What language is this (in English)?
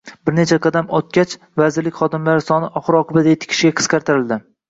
Uzbek